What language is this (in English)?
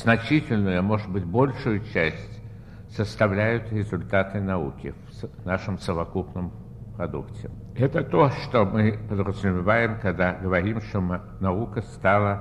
Russian